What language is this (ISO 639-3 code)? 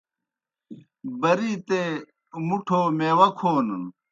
plk